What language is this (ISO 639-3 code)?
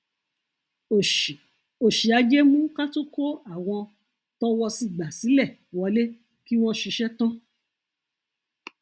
yor